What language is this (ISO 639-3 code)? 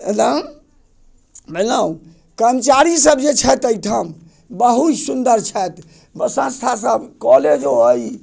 mai